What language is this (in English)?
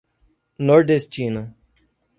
Portuguese